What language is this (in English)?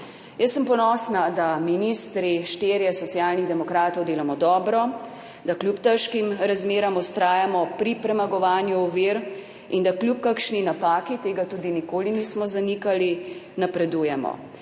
Slovenian